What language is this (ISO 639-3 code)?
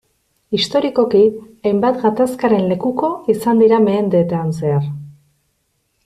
eus